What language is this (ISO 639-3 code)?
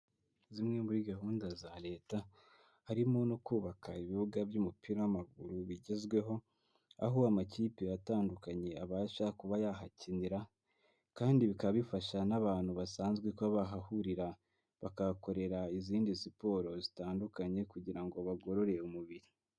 kin